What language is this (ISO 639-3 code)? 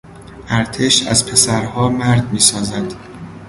fas